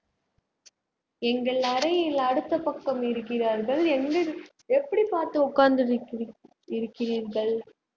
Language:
Tamil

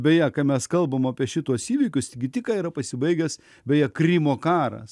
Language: Lithuanian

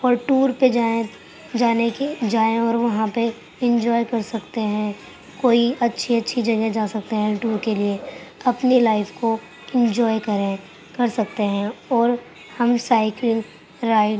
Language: Urdu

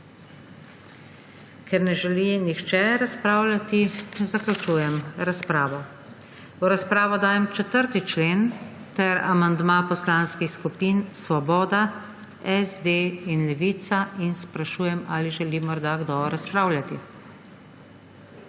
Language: Slovenian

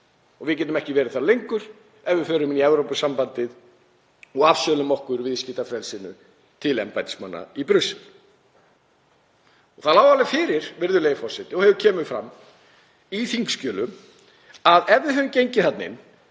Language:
Icelandic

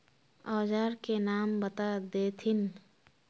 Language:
Magahi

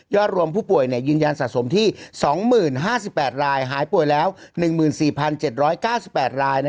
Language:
Thai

